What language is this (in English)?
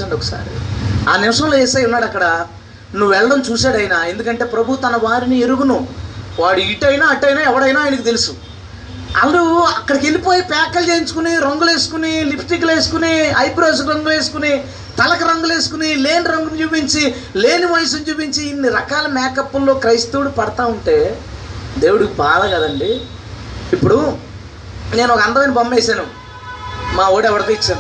Telugu